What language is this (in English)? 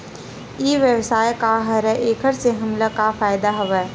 Chhattisgarhi